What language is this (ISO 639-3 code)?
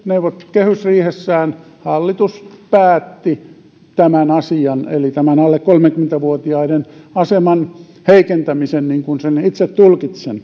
fin